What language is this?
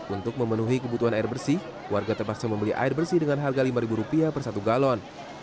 Indonesian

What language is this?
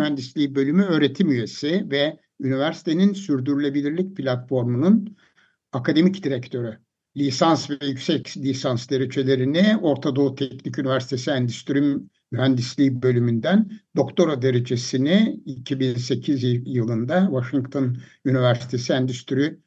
Turkish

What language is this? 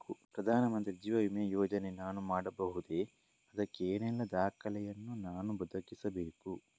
Kannada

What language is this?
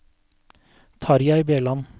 Norwegian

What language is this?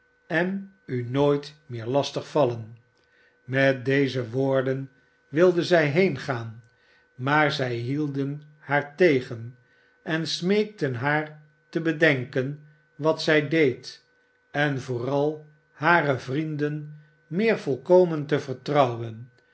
Dutch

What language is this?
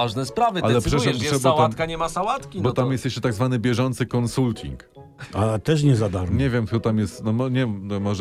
Polish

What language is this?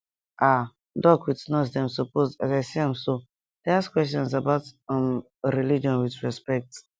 Nigerian Pidgin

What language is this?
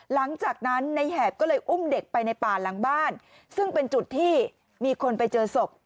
Thai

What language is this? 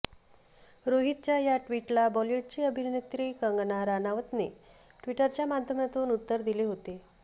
Marathi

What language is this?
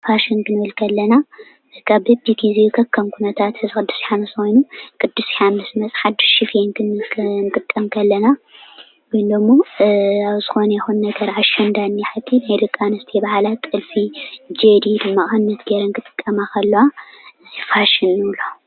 Tigrinya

